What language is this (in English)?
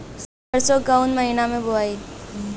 Bhojpuri